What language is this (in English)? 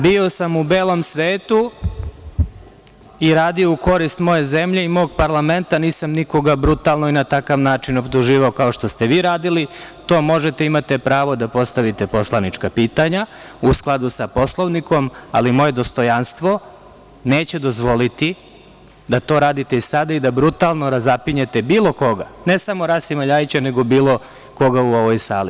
Serbian